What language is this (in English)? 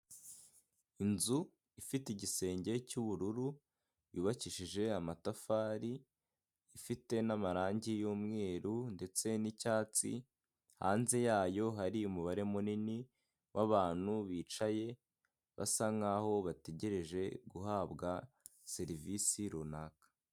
Kinyarwanda